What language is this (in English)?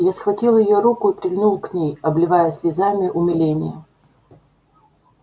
Russian